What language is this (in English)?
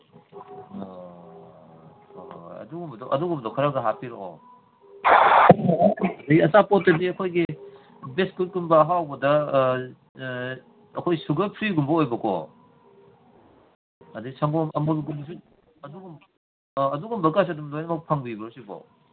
Manipuri